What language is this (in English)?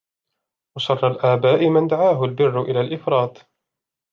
Arabic